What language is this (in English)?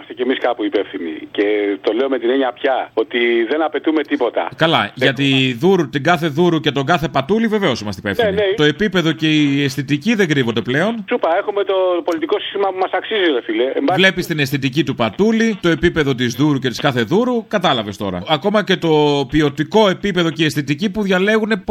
Greek